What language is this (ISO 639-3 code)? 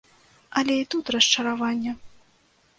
bel